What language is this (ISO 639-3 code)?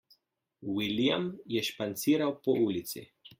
slv